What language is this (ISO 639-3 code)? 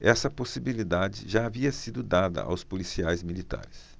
por